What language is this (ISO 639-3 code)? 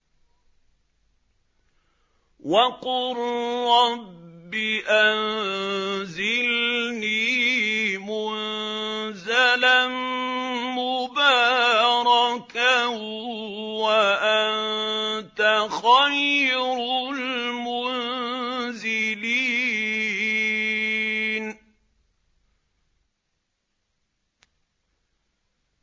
ara